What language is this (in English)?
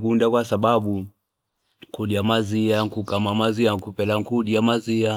Fipa